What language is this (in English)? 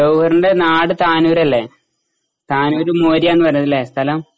Malayalam